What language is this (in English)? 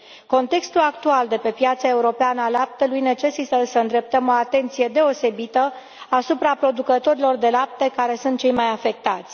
Romanian